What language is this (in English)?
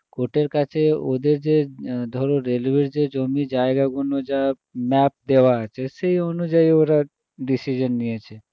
Bangla